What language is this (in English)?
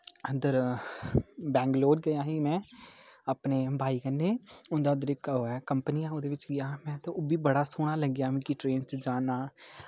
Dogri